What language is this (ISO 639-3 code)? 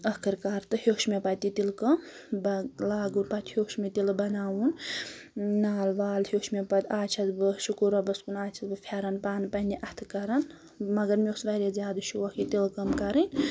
kas